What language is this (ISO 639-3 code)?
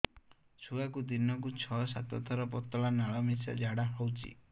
ori